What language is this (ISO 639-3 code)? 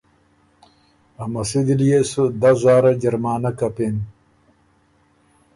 oru